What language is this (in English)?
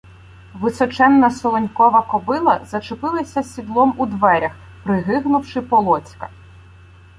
Ukrainian